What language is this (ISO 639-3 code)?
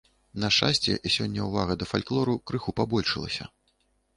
bel